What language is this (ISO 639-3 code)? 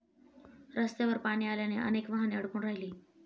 mar